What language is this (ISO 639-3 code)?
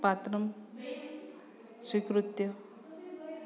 san